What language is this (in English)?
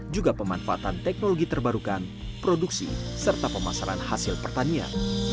Indonesian